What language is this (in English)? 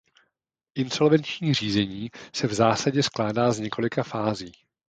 Czech